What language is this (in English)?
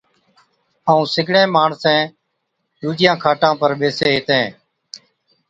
Od